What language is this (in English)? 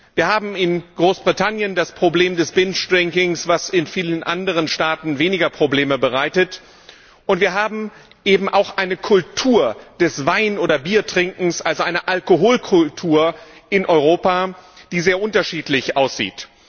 German